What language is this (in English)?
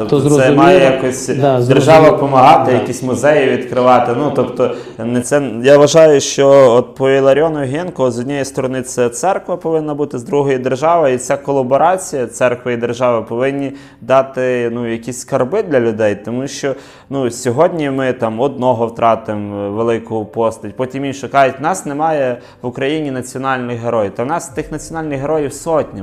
Ukrainian